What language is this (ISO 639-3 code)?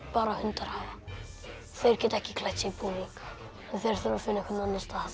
isl